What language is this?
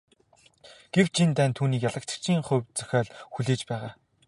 Mongolian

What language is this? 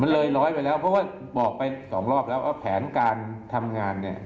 Thai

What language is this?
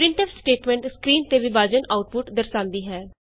Punjabi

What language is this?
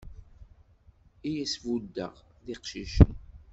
Kabyle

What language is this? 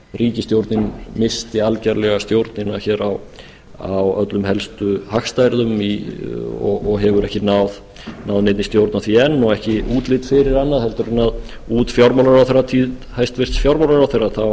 Icelandic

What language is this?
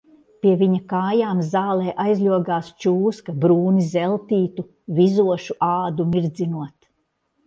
Latvian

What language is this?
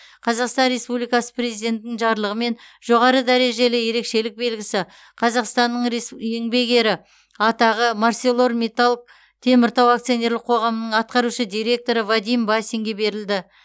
Kazakh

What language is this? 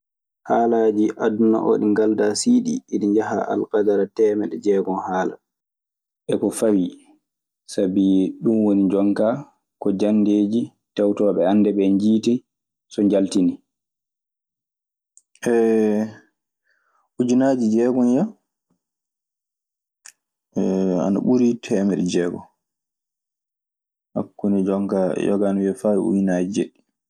Maasina Fulfulde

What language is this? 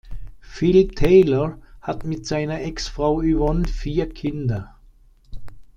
German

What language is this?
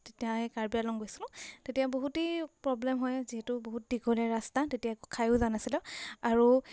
Assamese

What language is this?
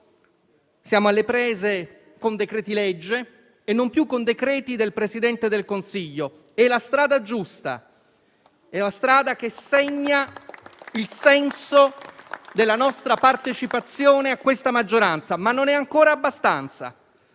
Italian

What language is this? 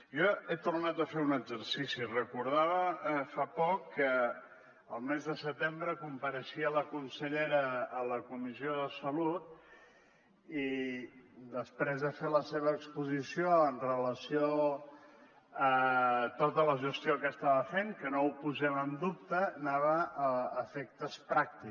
Catalan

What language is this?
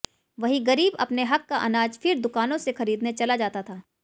Hindi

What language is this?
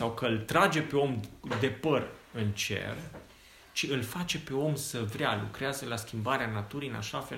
Romanian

